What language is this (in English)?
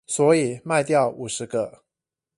Chinese